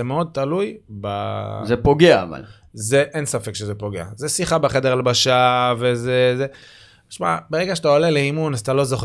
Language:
Hebrew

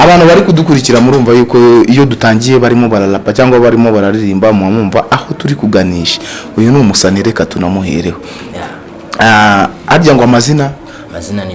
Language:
Italian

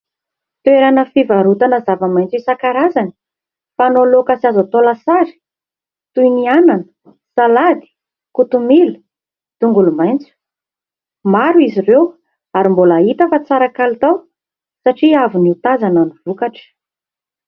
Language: Malagasy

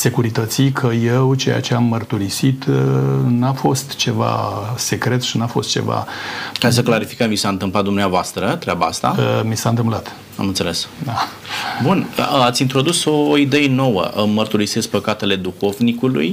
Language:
Romanian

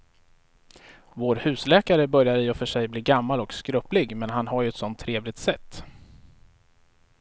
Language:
Swedish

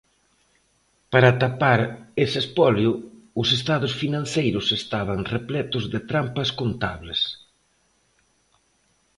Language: Galician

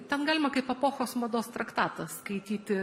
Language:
Lithuanian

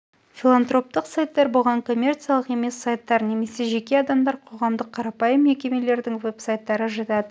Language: Kazakh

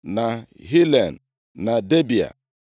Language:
Igbo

